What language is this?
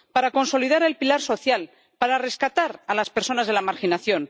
Spanish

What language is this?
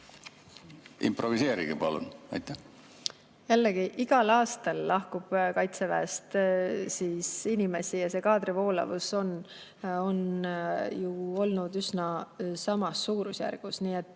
Estonian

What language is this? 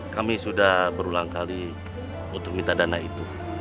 Indonesian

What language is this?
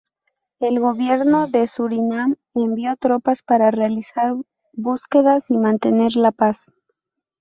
Spanish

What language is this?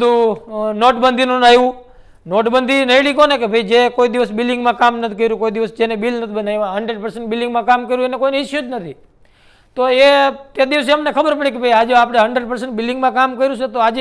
Gujarati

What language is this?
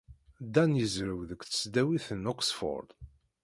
Kabyle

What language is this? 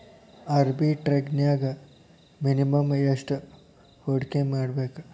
Kannada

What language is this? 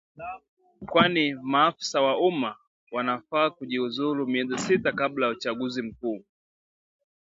Swahili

